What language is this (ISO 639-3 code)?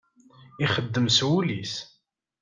kab